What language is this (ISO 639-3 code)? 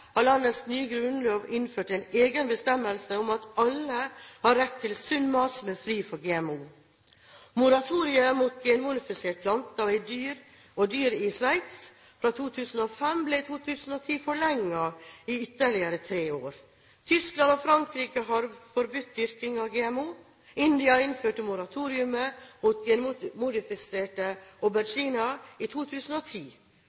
nob